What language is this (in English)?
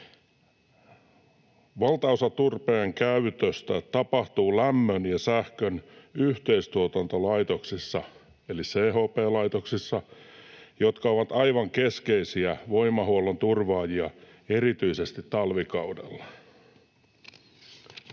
Finnish